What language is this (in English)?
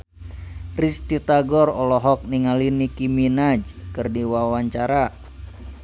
Sundanese